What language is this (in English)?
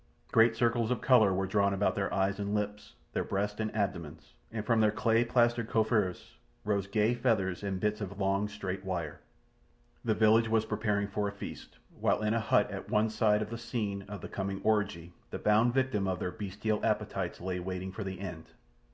English